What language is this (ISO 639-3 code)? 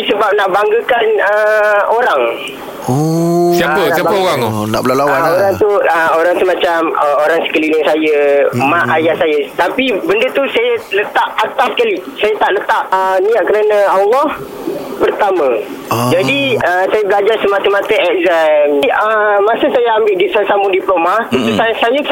msa